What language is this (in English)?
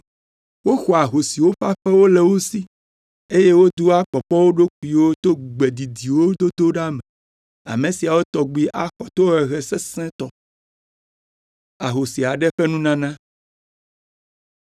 Ewe